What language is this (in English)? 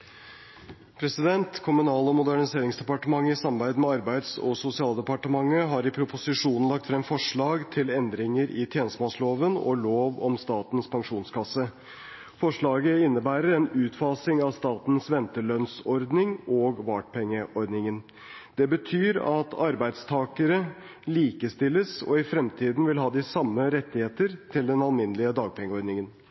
Norwegian Bokmål